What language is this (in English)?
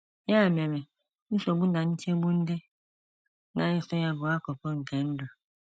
Igbo